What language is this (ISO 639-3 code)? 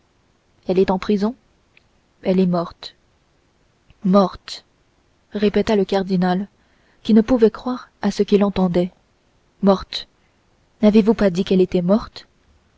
fra